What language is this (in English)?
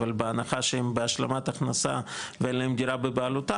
Hebrew